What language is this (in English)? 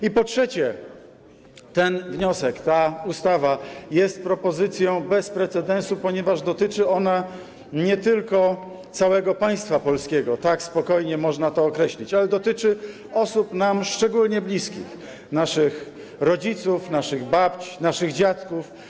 Polish